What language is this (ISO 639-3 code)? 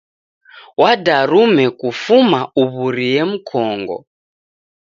dav